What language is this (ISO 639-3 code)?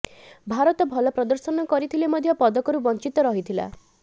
ori